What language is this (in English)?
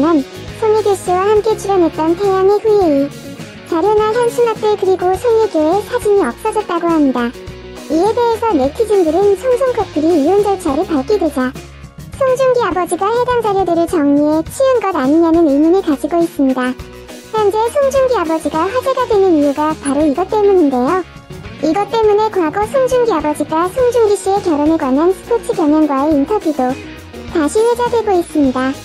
Korean